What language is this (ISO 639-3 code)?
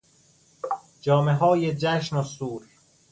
fas